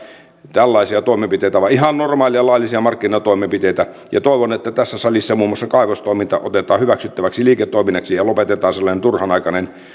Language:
Finnish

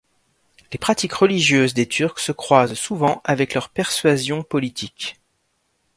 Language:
French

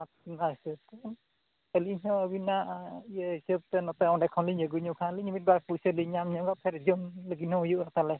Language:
Santali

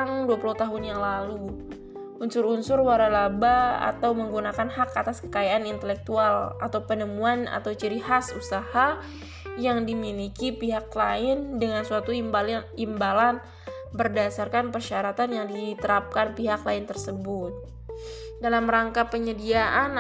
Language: Indonesian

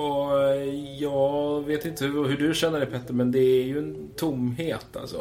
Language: Swedish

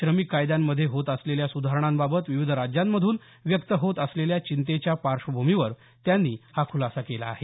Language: Marathi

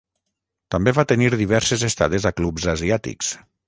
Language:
Catalan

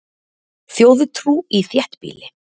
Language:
Icelandic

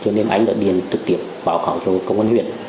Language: Vietnamese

